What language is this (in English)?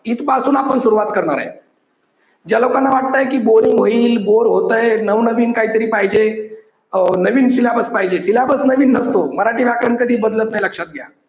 Marathi